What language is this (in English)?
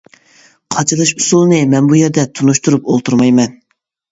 Uyghur